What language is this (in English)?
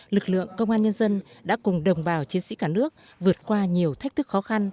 Vietnamese